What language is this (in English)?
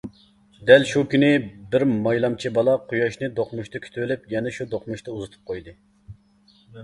Uyghur